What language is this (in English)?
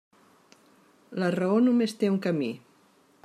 Catalan